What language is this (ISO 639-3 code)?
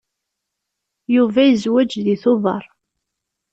kab